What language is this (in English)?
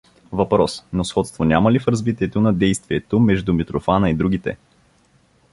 Bulgarian